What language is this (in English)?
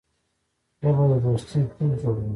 Pashto